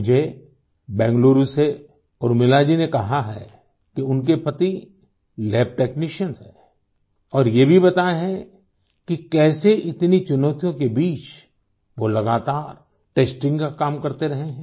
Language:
Hindi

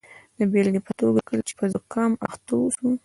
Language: Pashto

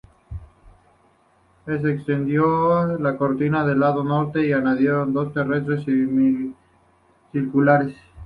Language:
Spanish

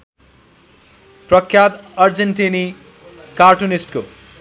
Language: Nepali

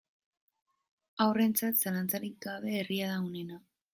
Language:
Basque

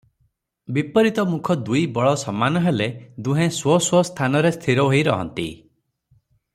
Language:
Odia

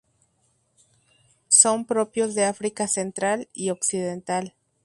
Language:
Spanish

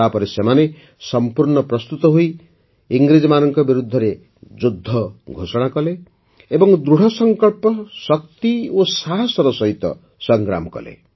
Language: Odia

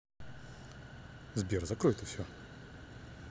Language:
Russian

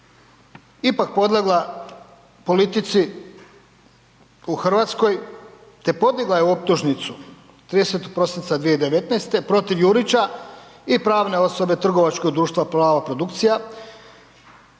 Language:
Croatian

